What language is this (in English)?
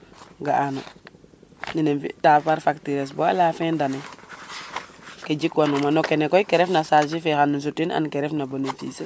Serer